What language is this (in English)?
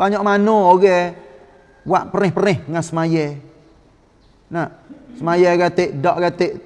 Malay